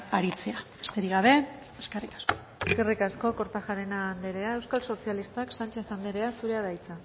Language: Basque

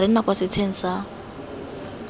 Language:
Tswana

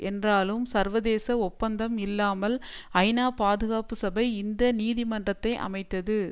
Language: Tamil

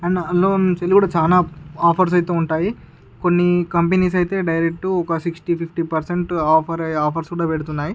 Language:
Telugu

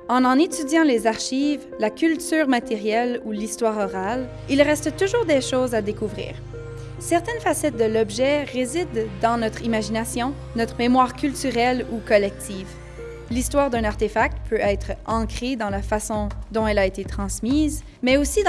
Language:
French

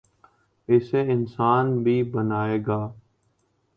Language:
Urdu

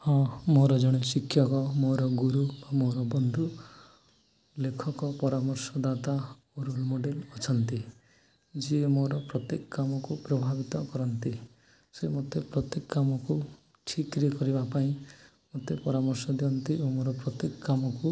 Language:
Odia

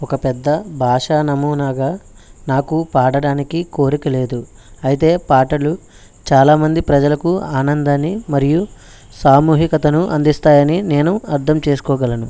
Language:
Telugu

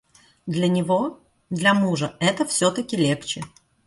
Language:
Russian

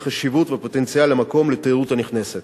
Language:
Hebrew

